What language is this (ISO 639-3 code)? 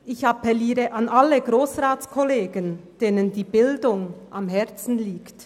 gsw